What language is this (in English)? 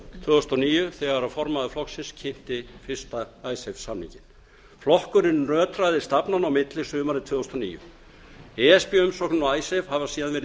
Icelandic